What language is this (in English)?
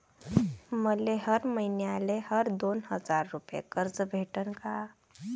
Marathi